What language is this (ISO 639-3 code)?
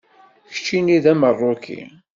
kab